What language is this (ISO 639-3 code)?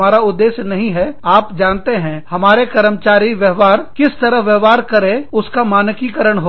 hin